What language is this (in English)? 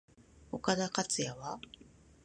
Japanese